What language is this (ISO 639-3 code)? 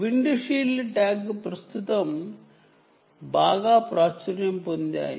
tel